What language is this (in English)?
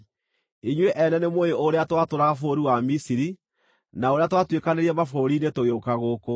Kikuyu